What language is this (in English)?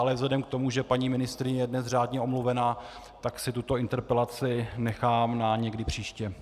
Czech